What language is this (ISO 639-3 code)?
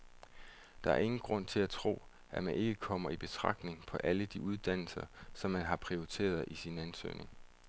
dan